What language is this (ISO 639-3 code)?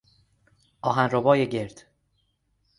fas